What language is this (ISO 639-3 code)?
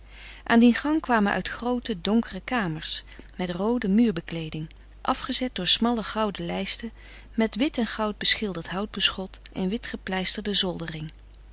nld